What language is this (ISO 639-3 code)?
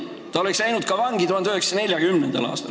est